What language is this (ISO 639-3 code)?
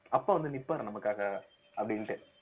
tam